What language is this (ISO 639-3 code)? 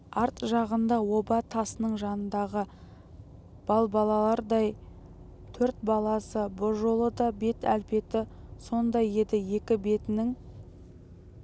kaz